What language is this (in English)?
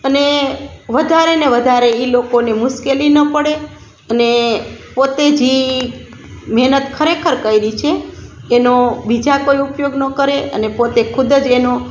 Gujarati